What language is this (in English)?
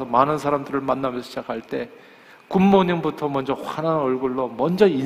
Korean